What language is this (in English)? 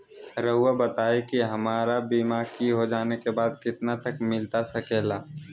Magahi